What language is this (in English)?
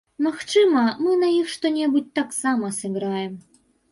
Belarusian